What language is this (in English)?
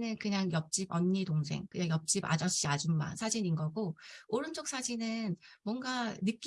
Korean